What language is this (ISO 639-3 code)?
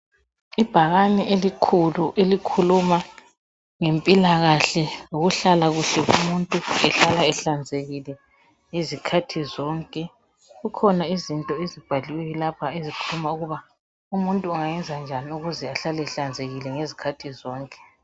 nde